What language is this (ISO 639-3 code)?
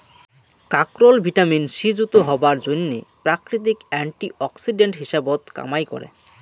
ben